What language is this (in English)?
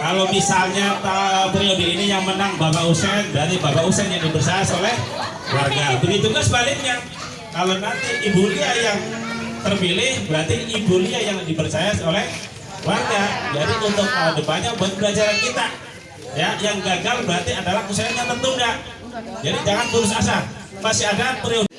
Indonesian